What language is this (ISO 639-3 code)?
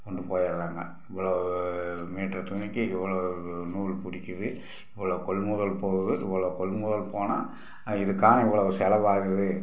tam